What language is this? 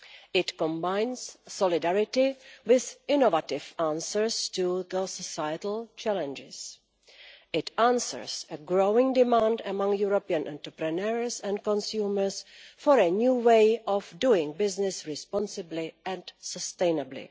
English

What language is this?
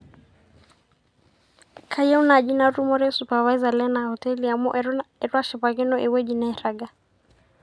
Masai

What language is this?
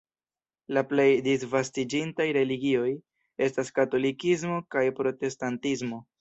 Esperanto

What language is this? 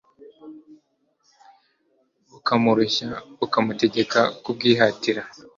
Kinyarwanda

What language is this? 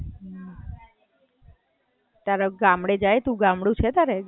Gujarati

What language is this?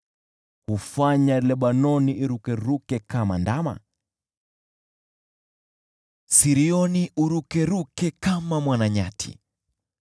Swahili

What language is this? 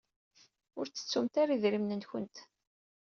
Kabyle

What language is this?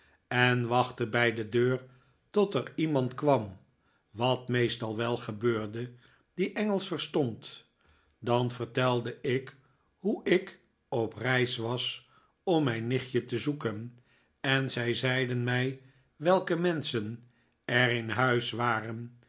Dutch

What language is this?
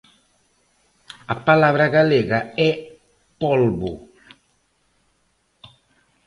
Galician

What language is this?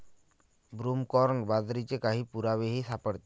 Marathi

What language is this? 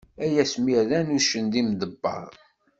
Kabyle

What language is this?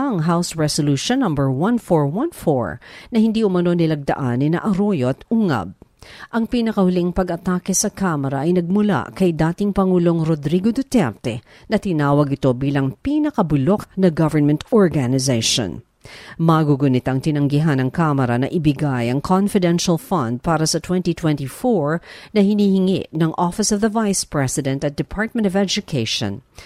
Filipino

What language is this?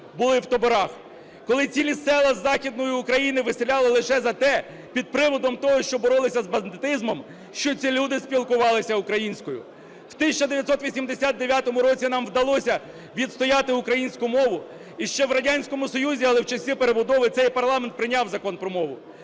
Ukrainian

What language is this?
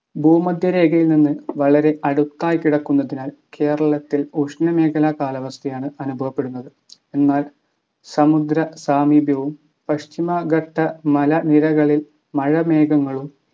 Malayalam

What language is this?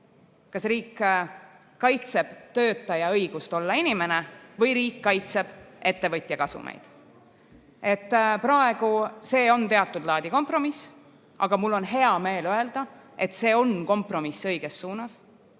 Estonian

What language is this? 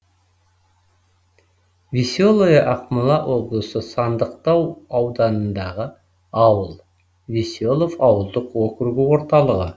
Kazakh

